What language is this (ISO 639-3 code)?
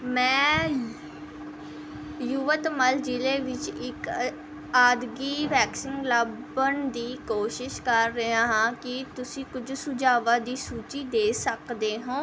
pan